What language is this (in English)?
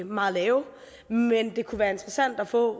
Danish